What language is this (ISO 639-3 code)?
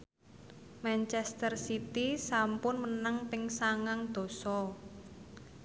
jav